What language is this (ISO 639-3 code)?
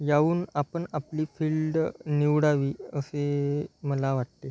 mar